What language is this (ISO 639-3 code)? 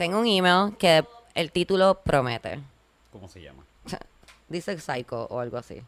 spa